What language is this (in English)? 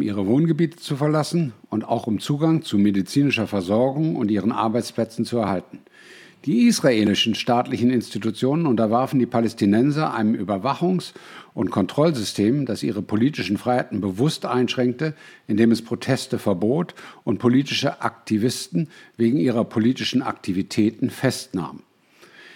German